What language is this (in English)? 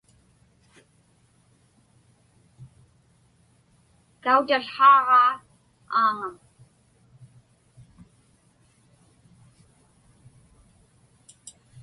Inupiaq